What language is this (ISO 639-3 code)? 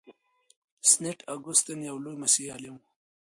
pus